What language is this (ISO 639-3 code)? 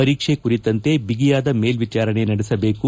kan